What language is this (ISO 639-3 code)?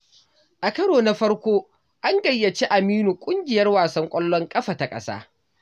hau